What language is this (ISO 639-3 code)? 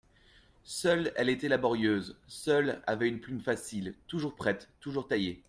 fra